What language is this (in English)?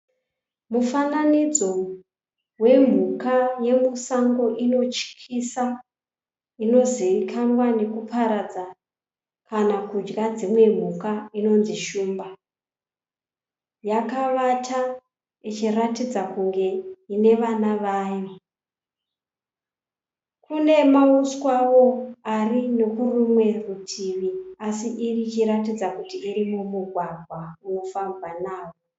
Shona